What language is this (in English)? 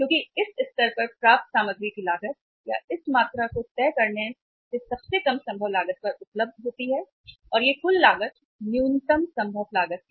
Hindi